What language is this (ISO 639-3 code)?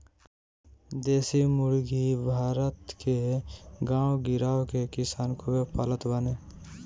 bho